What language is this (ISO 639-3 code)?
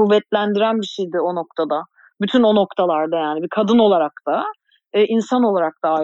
tur